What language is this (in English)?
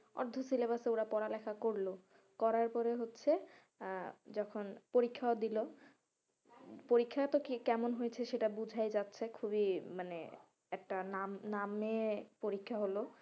Bangla